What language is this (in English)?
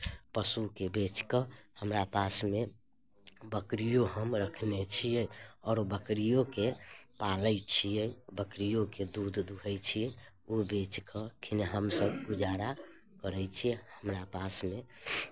Maithili